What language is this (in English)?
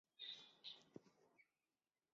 Chinese